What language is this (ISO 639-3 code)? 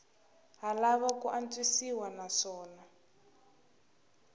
tso